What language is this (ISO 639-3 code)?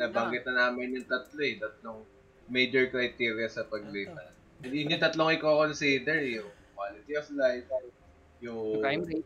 fil